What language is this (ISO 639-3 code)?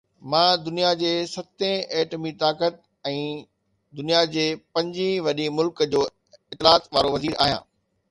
snd